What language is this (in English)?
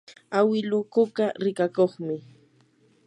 Yanahuanca Pasco Quechua